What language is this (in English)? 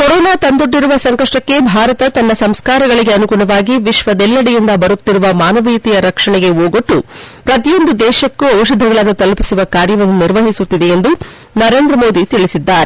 Kannada